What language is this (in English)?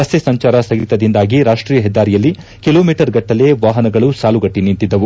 Kannada